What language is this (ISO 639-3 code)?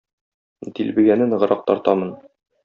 tat